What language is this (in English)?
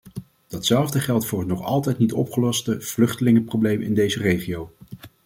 Dutch